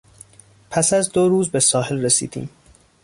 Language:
Persian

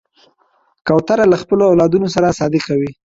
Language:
Pashto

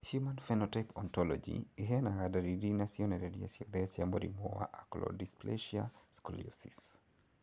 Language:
Kikuyu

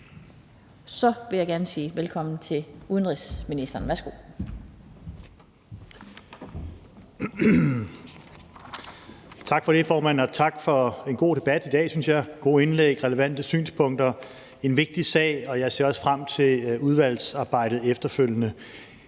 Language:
Danish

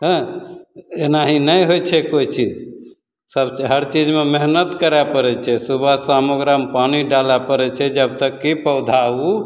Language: Maithili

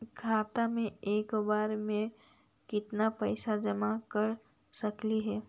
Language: Magahi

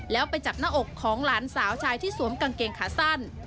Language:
Thai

